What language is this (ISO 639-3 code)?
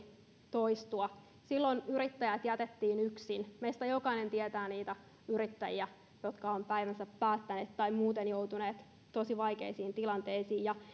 fin